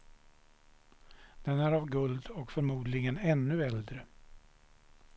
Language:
Swedish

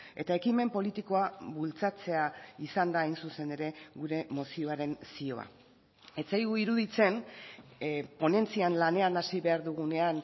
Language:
Basque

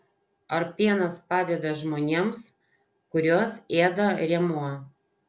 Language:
Lithuanian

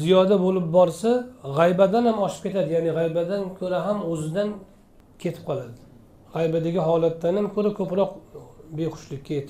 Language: Turkish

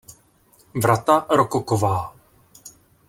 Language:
Czech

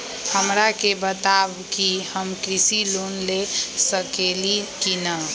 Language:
Magahi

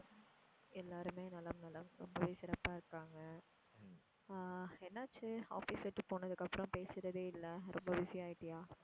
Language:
Tamil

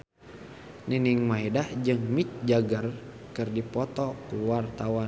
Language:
Sundanese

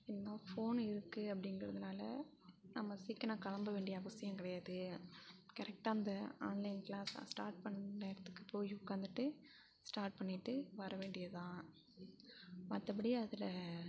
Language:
Tamil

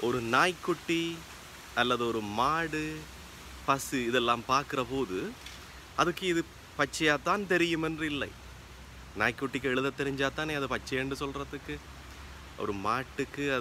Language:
Hindi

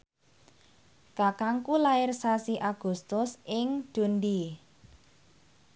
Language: Javanese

